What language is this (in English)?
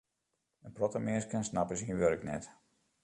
Western Frisian